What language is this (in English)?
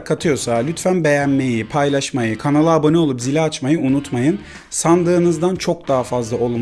Turkish